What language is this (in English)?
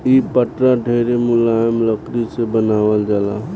Bhojpuri